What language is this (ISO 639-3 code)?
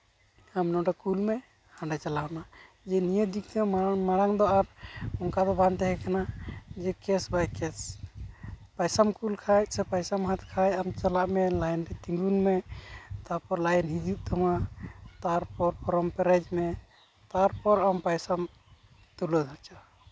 sat